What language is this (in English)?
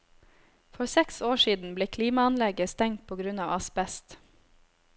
Norwegian